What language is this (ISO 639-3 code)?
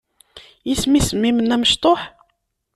kab